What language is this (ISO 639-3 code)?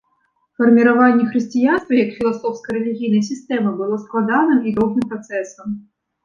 bel